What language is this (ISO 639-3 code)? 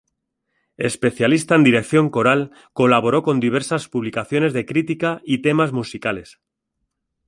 spa